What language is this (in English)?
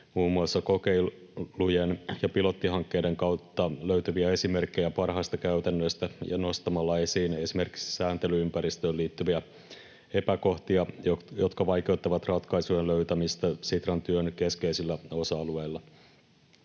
Finnish